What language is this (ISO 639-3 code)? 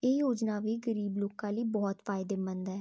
pan